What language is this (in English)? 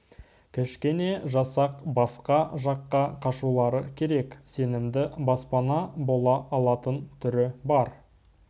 Kazakh